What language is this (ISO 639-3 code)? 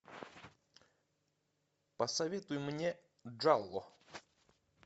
rus